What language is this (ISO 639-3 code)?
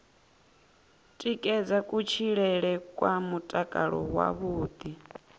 ven